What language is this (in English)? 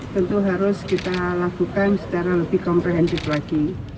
Indonesian